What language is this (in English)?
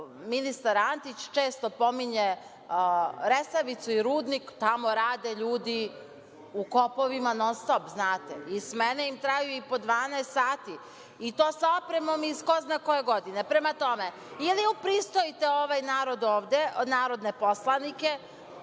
Serbian